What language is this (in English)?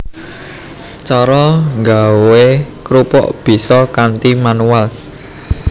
Javanese